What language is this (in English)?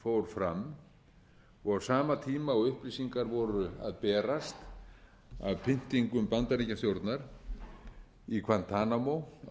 Icelandic